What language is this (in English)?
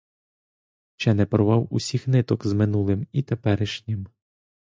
Ukrainian